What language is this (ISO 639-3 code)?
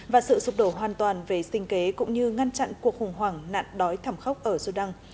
vie